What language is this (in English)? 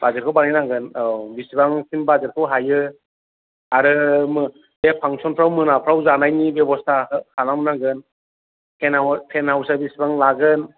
Bodo